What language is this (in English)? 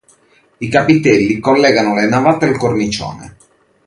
Italian